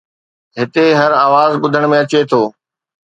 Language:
Sindhi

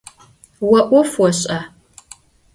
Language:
Adyghe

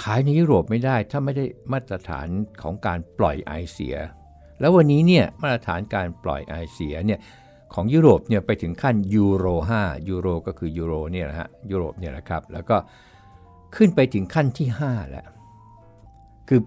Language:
Thai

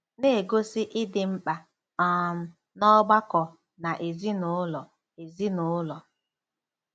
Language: Igbo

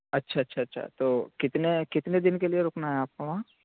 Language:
Urdu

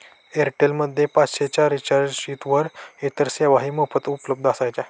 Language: Marathi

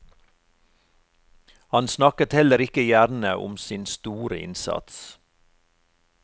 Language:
Norwegian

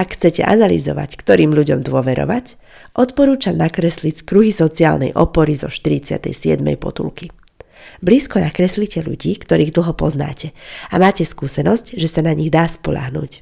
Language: Slovak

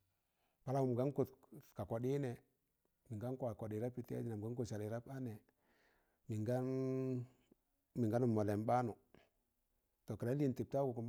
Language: Tangale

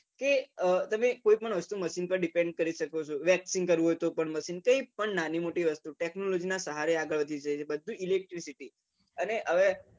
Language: Gujarati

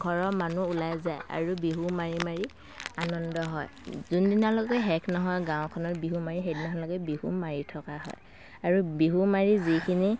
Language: Assamese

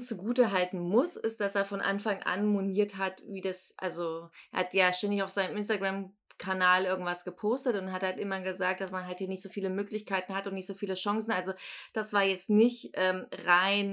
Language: German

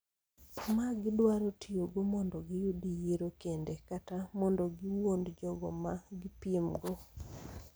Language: Luo (Kenya and Tanzania)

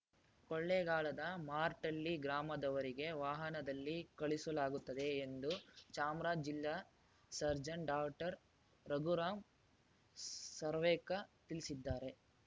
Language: Kannada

